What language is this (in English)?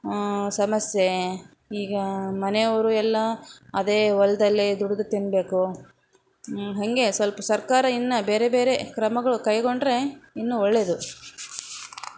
Kannada